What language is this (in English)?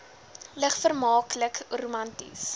Afrikaans